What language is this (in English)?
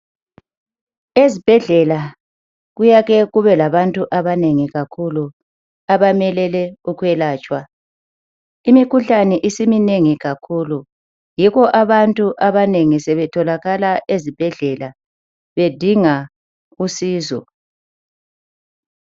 North Ndebele